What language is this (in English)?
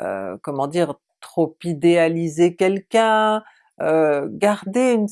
French